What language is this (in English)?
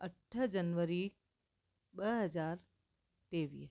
Sindhi